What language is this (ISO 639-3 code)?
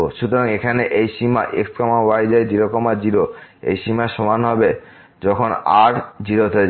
ben